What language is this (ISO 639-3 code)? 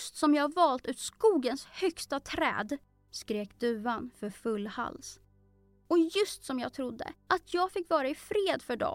swe